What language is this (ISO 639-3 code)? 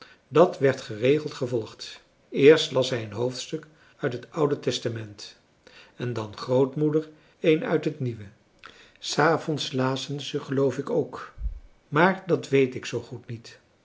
nld